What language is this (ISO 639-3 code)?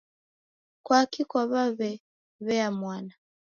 dav